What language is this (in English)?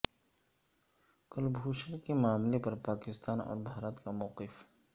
Urdu